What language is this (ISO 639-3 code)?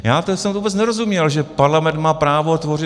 ces